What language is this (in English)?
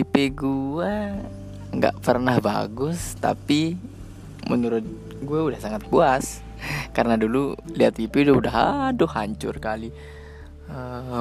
Indonesian